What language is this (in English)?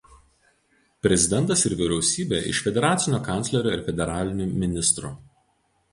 Lithuanian